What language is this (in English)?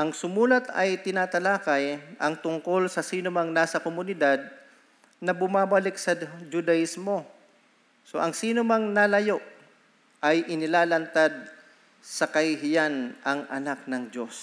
Filipino